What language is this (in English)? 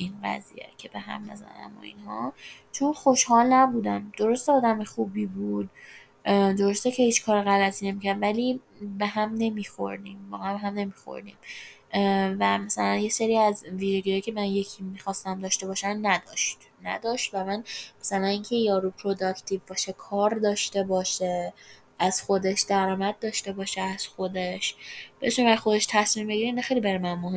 Persian